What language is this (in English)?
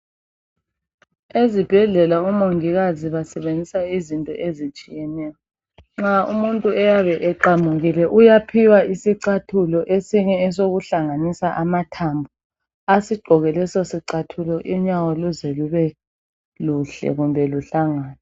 North Ndebele